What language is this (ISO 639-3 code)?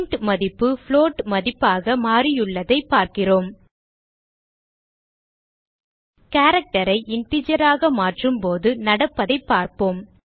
tam